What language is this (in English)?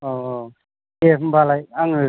Bodo